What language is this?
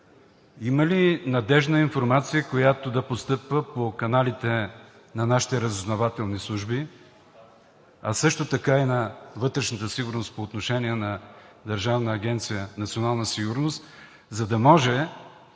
Bulgarian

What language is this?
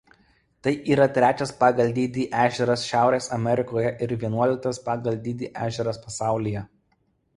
Lithuanian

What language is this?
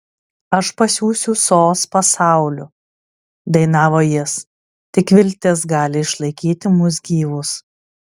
Lithuanian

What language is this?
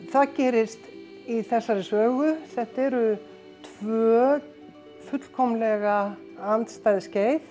Icelandic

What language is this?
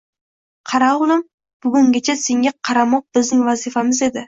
Uzbek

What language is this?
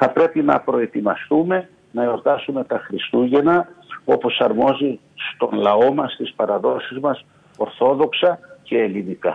Greek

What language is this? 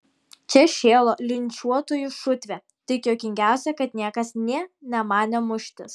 Lithuanian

